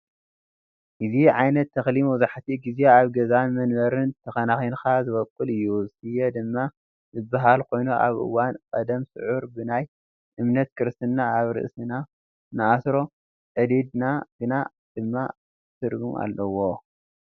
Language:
Tigrinya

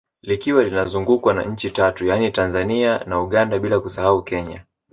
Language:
Swahili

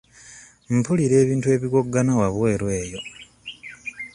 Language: Ganda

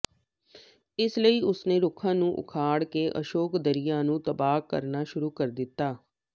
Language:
Punjabi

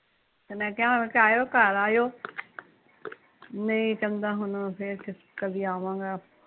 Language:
Punjabi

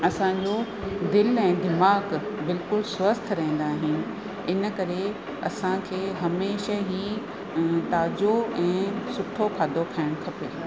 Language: Sindhi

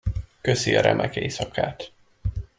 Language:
Hungarian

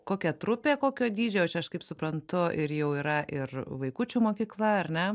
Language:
Lithuanian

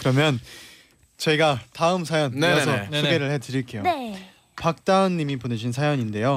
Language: Korean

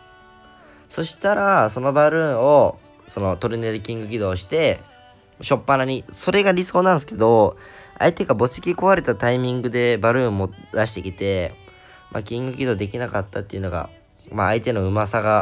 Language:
Japanese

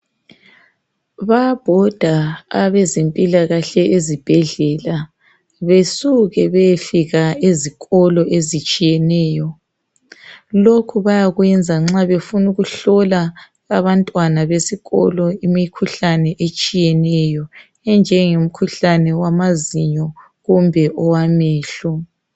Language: North Ndebele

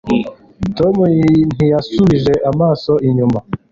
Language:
Kinyarwanda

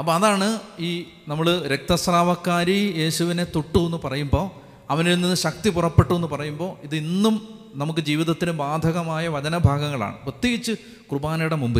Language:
Malayalam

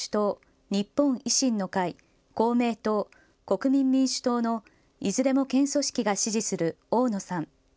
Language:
Japanese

